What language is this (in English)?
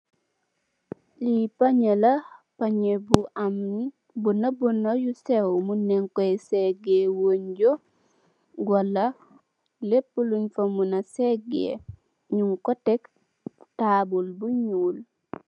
Wolof